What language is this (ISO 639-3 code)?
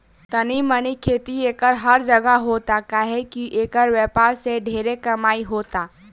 bho